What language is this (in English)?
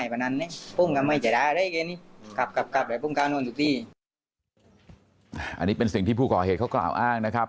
Thai